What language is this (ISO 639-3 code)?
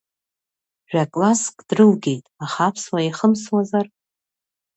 abk